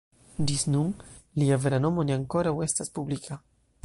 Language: Esperanto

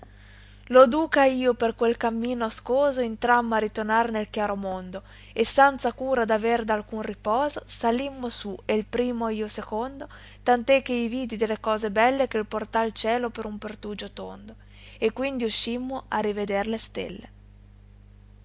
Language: Italian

